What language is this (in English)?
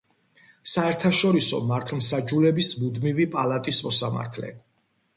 Georgian